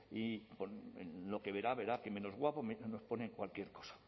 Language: Spanish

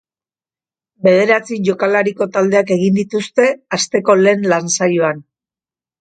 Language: Basque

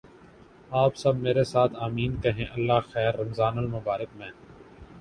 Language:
Urdu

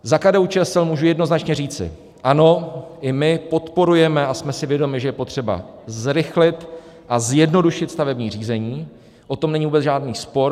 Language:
Czech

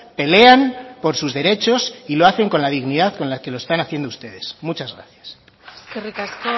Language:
Spanish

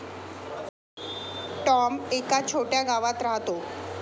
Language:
Marathi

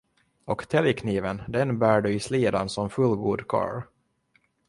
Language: Swedish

